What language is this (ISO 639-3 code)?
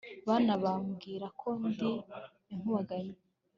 kin